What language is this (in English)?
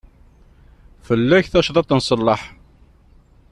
Kabyle